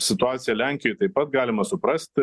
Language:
Lithuanian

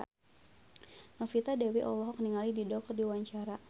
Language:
Sundanese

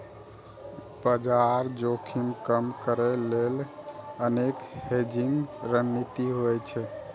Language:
Maithili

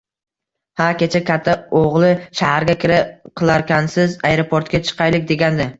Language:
Uzbek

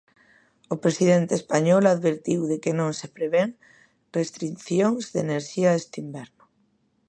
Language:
Galician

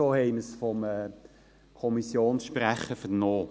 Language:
Swiss German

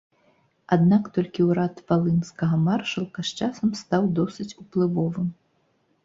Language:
Belarusian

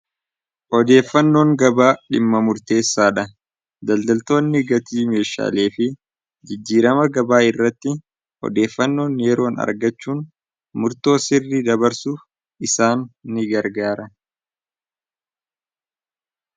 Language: Oromo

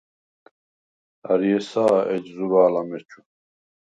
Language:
Svan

